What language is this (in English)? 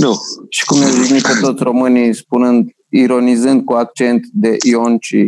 Romanian